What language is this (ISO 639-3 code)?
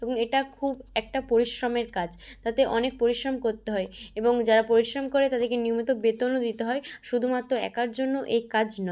ben